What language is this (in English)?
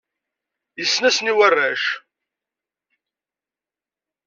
Kabyle